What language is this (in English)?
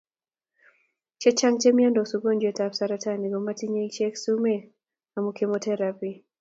Kalenjin